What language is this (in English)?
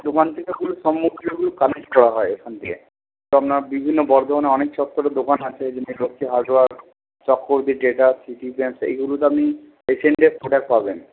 Bangla